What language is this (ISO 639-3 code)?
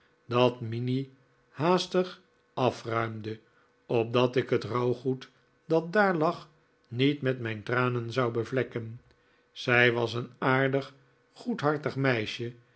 nld